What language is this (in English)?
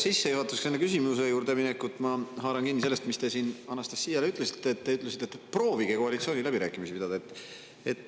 Estonian